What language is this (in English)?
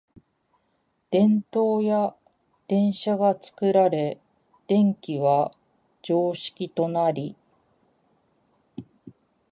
Japanese